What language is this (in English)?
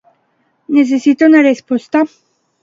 Catalan